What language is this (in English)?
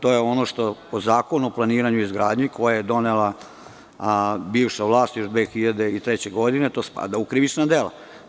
Serbian